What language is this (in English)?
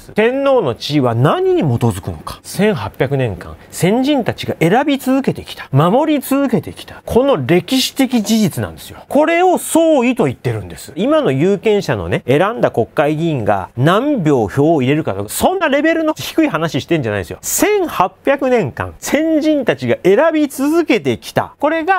Japanese